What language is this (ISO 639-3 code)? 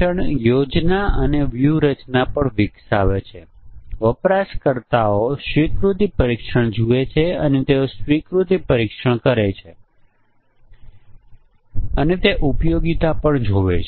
guj